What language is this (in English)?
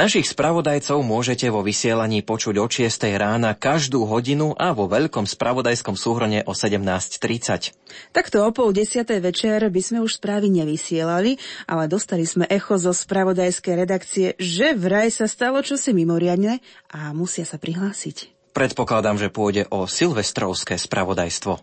Slovak